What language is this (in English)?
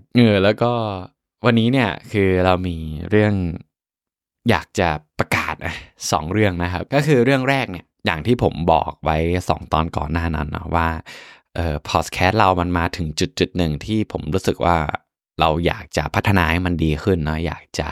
Thai